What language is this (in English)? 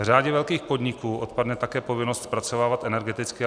Czech